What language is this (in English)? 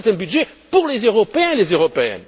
French